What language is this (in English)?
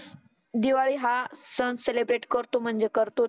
Marathi